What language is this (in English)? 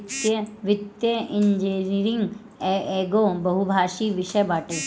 Bhojpuri